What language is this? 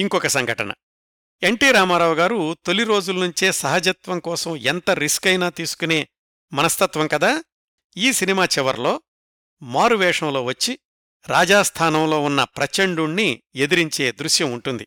Telugu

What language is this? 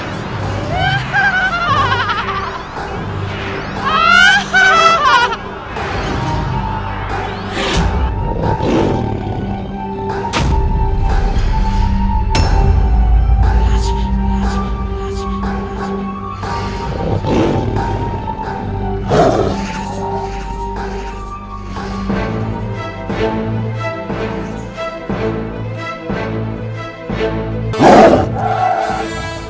Indonesian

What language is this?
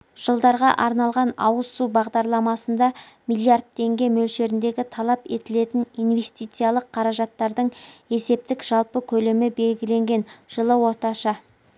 Kazakh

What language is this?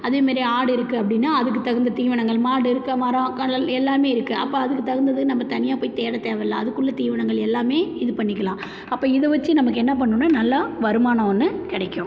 Tamil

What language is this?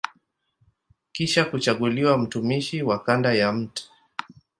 Swahili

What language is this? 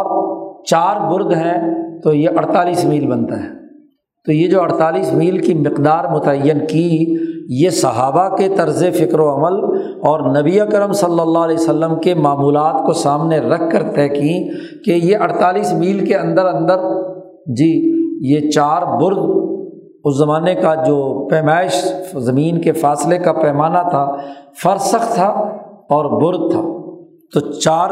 Urdu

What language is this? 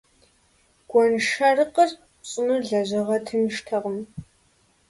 Kabardian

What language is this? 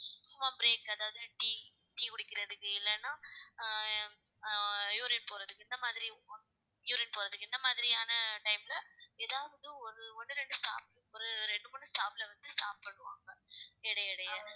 Tamil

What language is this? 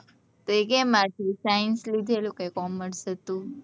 Gujarati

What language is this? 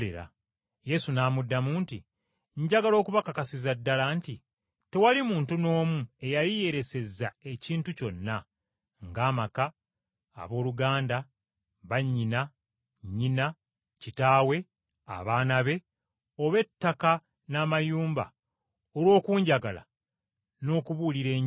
Ganda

